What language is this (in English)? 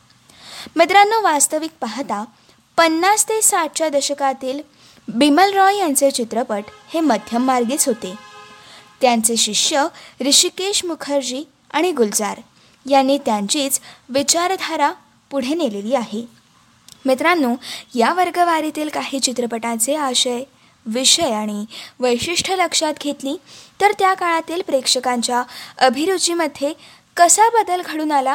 Marathi